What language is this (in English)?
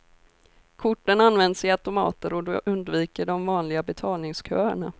Swedish